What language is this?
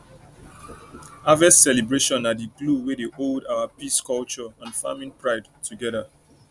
Nigerian Pidgin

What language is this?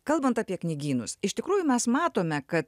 Lithuanian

